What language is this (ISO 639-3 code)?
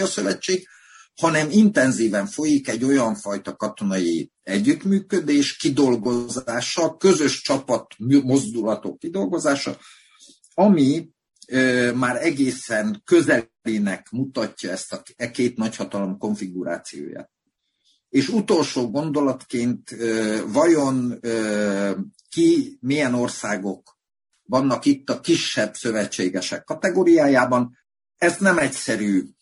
hun